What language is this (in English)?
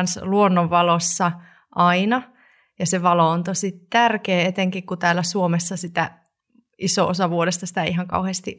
Finnish